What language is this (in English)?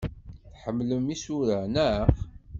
Kabyle